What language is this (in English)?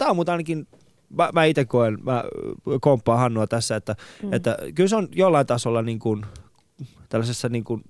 Finnish